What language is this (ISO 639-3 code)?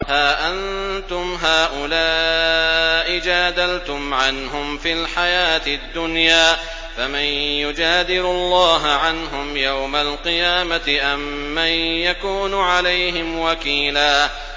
ara